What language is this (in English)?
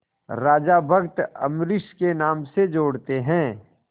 Hindi